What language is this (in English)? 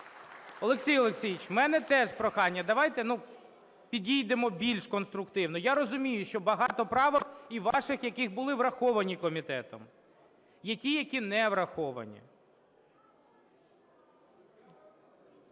Ukrainian